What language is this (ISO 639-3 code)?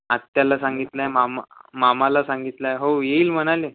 mar